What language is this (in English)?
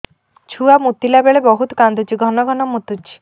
Odia